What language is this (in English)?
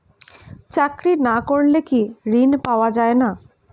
Bangla